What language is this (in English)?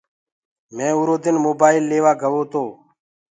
Gurgula